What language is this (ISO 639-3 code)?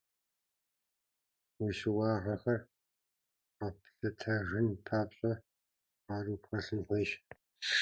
kbd